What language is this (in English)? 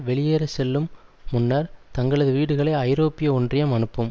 Tamil